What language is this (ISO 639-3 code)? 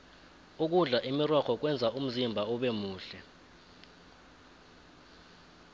nbl